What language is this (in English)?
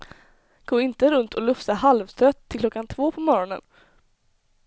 Swedish